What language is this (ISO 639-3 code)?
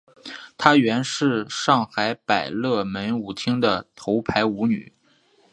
zho